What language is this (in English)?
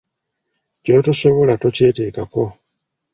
Ganda